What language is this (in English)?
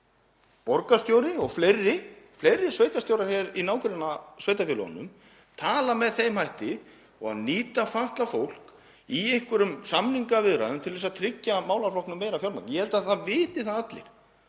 Icelandic